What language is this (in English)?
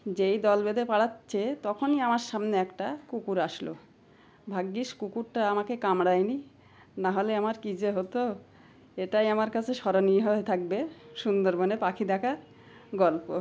Bangla